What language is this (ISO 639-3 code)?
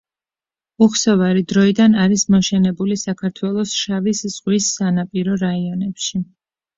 kat